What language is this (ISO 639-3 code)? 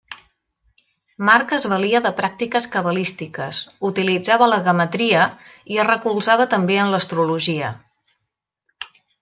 cat